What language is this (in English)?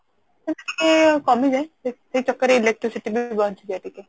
Odia